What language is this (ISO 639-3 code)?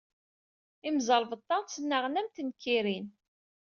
kab